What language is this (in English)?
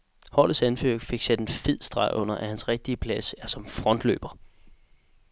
Danish